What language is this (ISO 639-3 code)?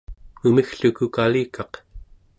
esu